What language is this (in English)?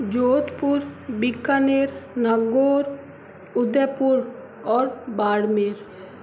Hindi